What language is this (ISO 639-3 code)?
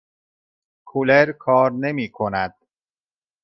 fas